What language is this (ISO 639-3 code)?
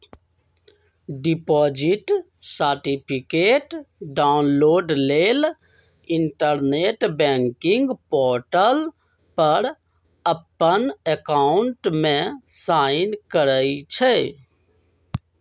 mag